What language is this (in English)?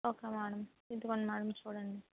Telugu